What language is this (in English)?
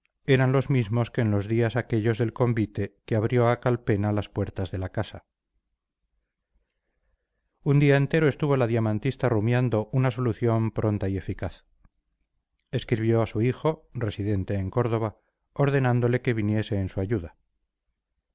Spanish